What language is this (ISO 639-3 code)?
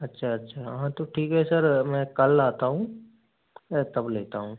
hin